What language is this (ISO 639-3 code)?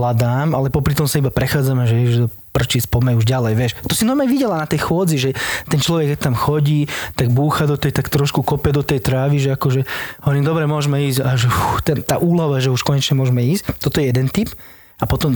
slk